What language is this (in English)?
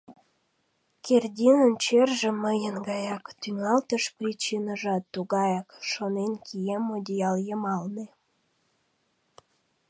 Mari